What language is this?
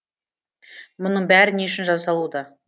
Kazakh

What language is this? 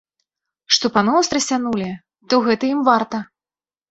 Belarusian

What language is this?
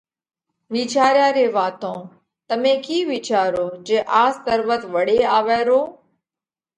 Parkari Koli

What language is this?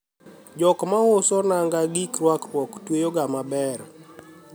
Luo (Kenya and Tanzania)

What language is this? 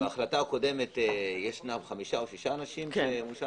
Hebrew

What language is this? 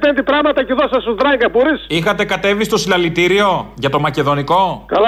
Greek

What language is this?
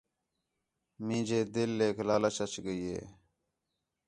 Khetrani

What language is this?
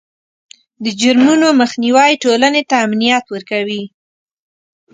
Pashto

